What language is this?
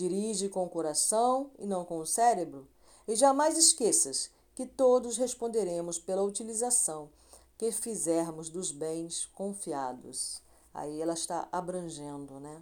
Portuguese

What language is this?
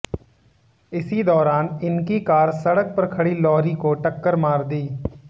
Hindi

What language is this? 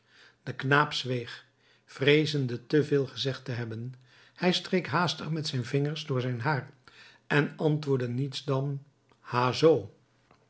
Dutch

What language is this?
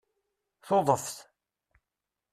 Kabyle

